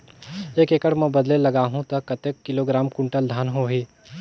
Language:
Chhattisgarhi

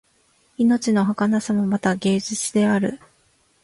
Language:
Japanese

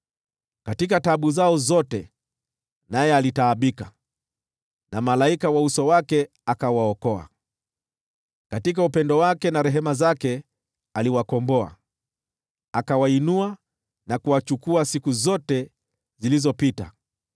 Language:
Swahili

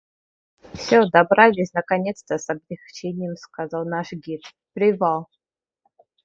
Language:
Russian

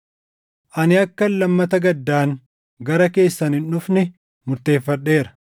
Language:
Oromo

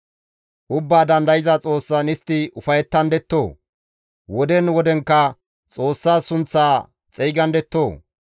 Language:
Gamo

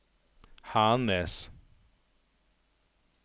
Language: Norwegian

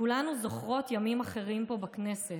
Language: Hebrew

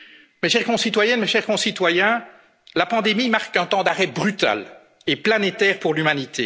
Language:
French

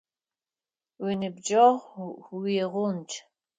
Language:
Adyghe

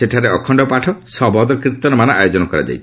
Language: Odia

